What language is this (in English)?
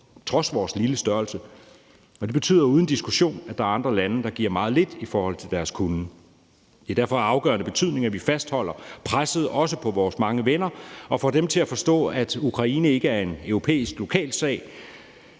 Danish